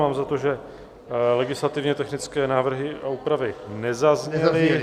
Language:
Czech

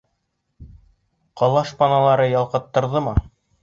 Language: Bashkir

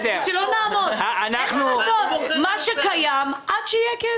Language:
Hebrew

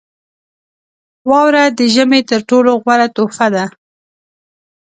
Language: Pashto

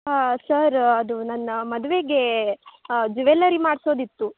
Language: Kannada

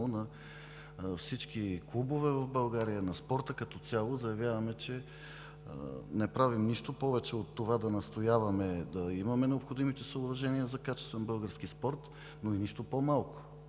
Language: Bulgarian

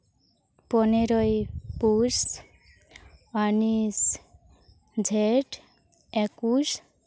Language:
Santali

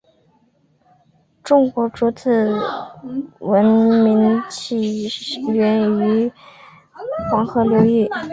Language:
Chinese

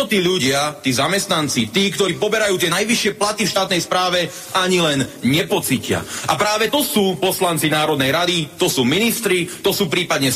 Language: Slovak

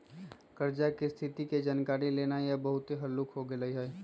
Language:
Magahi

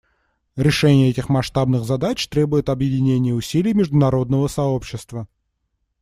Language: Russian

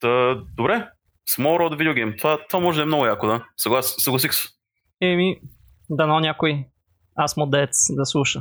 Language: Bulgarian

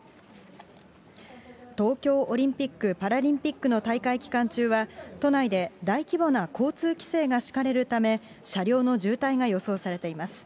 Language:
Japanese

